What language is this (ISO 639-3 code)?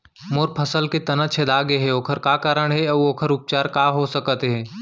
hne